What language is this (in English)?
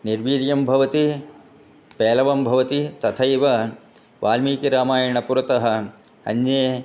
Sanskrit